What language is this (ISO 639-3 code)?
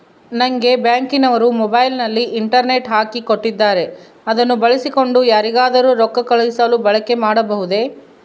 kan